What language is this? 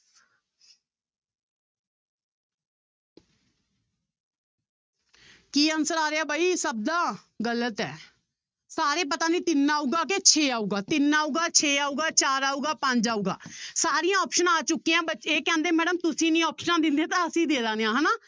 Punjabi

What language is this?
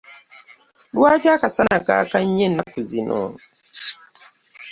Ganda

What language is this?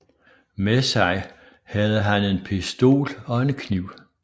Danish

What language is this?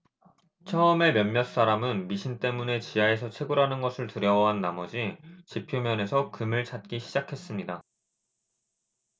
Korean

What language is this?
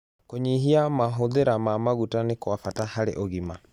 Kikuyu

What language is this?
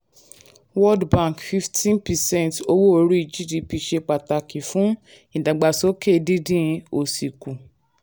Yoruba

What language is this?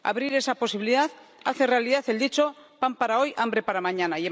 Spanish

